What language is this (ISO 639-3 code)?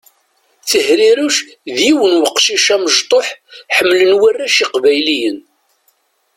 kab